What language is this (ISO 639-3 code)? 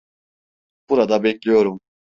tur